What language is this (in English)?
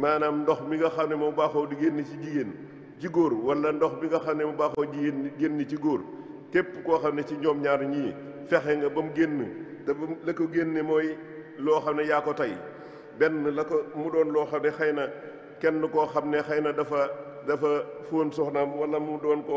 Dutch